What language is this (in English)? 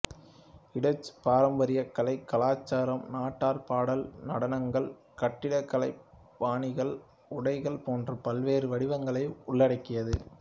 Tamil